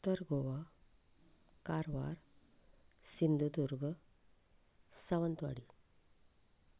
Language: Konkani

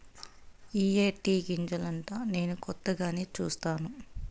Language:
Telugu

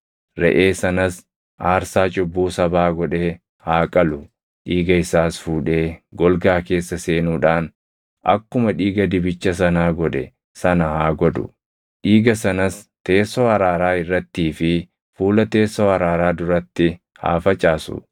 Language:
Oromo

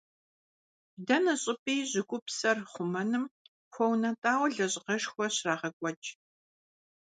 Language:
Kabardian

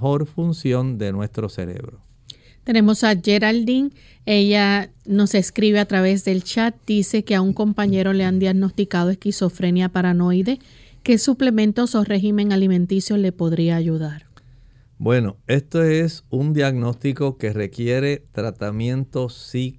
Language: Spanish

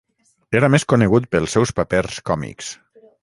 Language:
Catalan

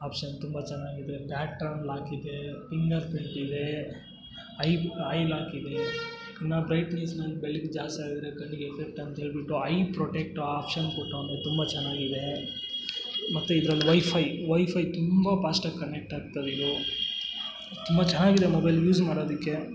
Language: Kannada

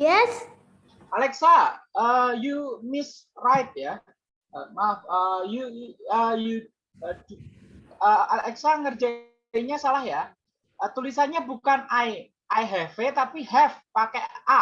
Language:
Indonesian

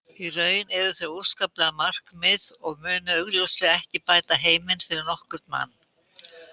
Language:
Icelandic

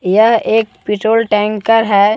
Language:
Hindi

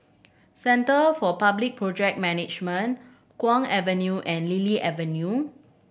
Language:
English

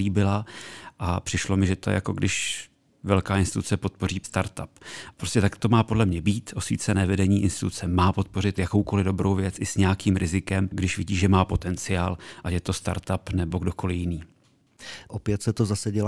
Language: Czech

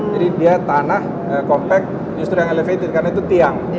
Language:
Indonesian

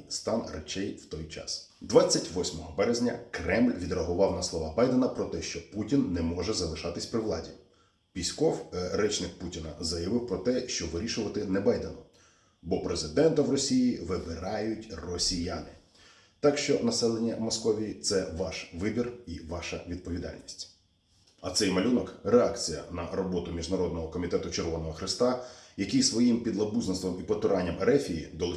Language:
Ukrainian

